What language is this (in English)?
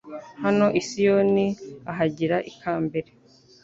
Kinyarwanda